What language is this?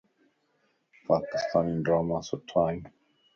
Lasi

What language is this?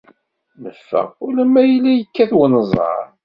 Kabyle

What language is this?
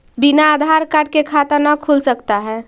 Magahi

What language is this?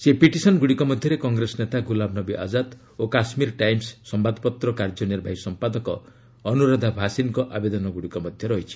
Odia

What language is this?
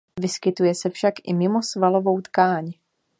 Czech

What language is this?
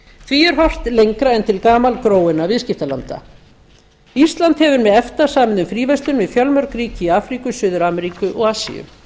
Icelandic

